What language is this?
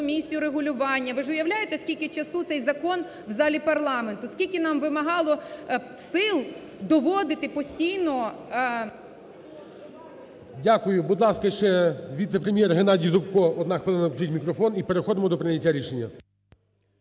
Ukrainian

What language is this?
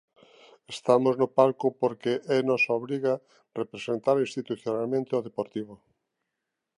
Galician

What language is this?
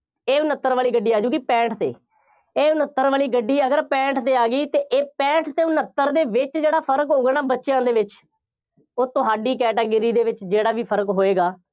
Punjabi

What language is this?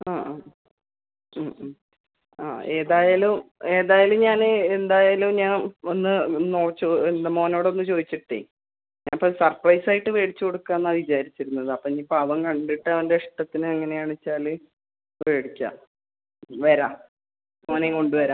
Malayalam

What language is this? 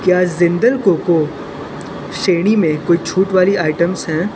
Hindi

